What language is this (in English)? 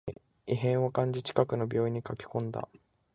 Japanese